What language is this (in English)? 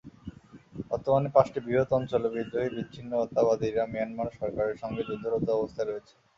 Bangla